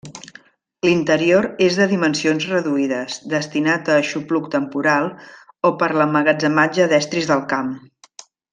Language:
Catalan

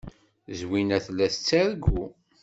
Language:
Kabyle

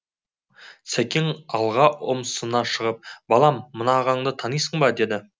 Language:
Kazakh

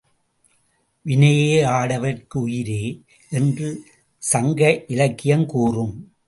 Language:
Tamil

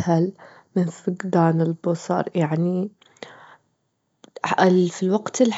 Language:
Gulf Arabic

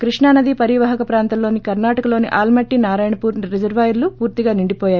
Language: Telugu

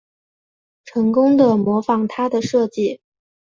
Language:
Chinese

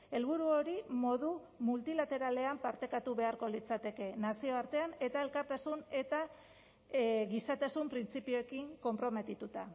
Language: Basque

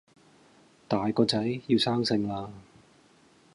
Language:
Cantonese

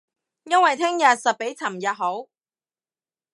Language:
Cantonese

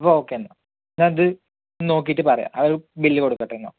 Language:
Malayalam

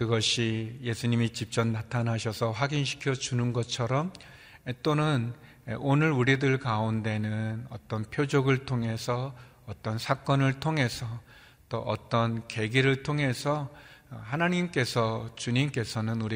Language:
Korean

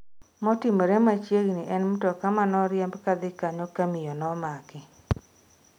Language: Luo (Kenya and Tanzania)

